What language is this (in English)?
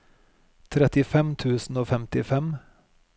Norwegian